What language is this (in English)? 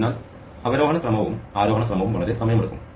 Malayalam